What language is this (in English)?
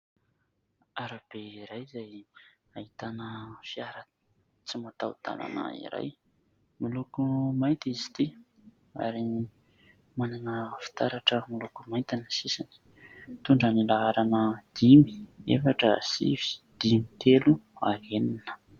Malagasy